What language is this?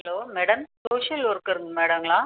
Tamil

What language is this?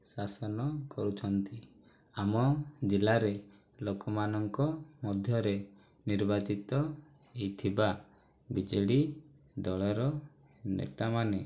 Odia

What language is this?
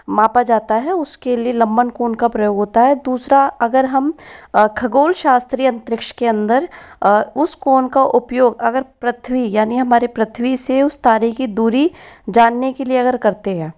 Hindi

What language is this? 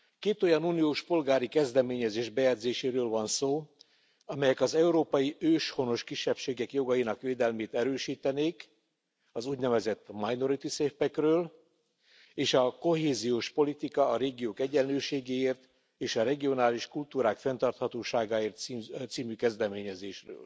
Hungarian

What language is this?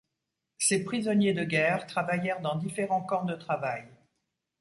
French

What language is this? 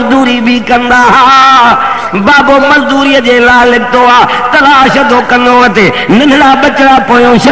Indonesian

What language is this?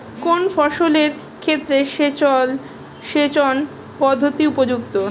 Bangla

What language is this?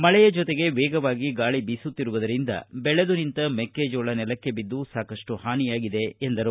Kannada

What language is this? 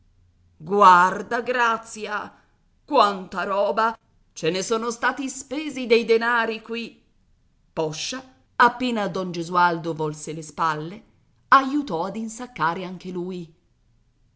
Italian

